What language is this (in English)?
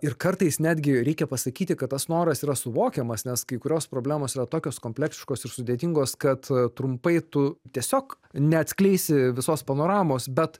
Lithuanian